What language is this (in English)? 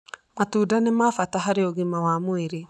Kikuyu